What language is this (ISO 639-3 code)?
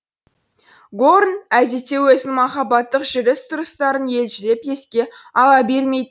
kaz